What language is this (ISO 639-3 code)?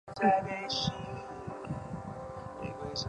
zho